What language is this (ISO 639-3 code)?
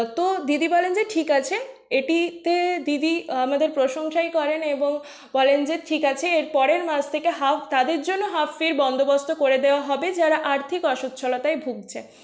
ben